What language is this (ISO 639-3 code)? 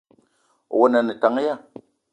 eto